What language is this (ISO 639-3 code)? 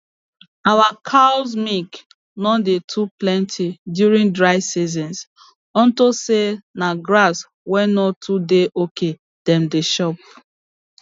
pcm